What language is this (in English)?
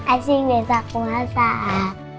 Indonesian